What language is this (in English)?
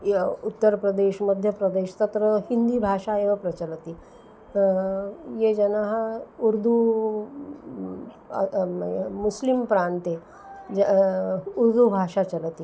Sanskrit